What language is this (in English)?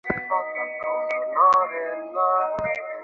Bangla